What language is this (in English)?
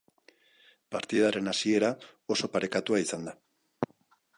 Basque